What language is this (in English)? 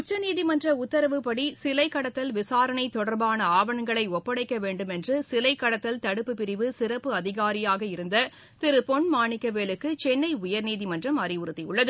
Tamil